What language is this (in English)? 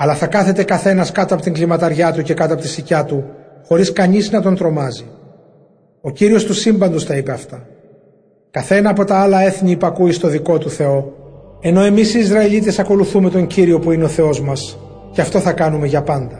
Greek